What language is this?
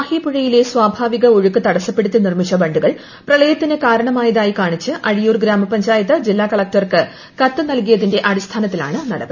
Malayalam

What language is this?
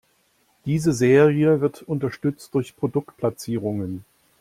German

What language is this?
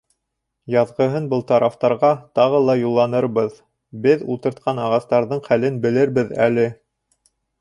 Bashkir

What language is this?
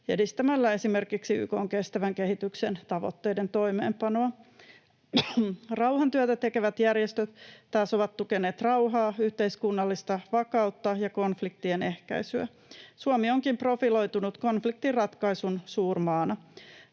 Finnish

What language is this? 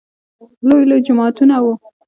Pashto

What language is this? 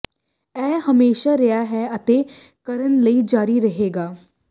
Punjabi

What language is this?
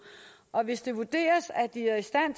Danish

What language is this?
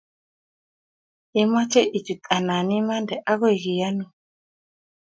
Kalenjin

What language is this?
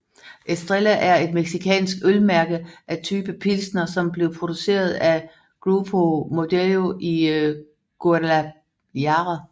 Danish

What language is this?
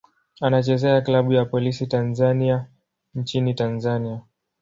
Swahili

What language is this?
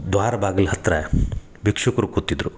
Kannada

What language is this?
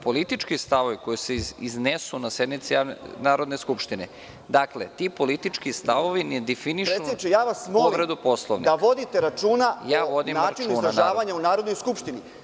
Serbian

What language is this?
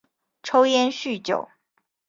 Chinese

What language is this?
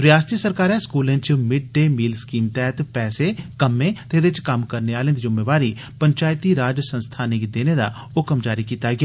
Dogri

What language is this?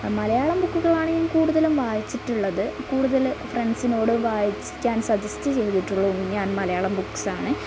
Malayalam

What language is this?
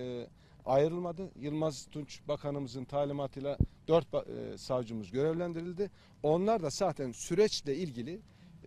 Turkish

